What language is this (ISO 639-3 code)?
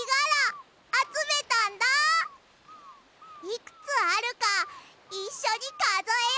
jpn